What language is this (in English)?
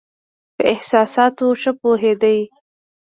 Pashto